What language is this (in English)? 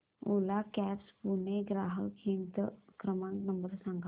Marathi